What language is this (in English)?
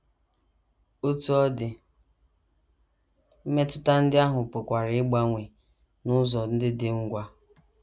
Igbo